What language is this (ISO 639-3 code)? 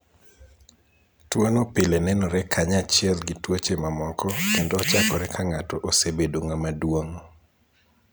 luo